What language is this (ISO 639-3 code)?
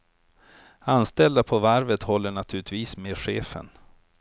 swe